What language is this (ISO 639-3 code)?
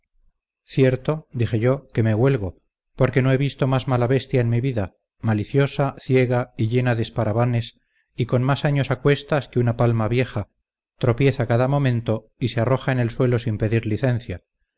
spa